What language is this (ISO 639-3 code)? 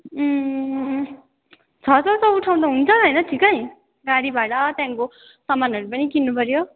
nep